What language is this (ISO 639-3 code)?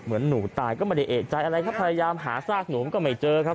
tha